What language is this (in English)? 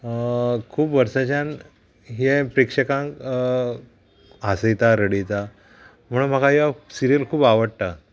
Konkani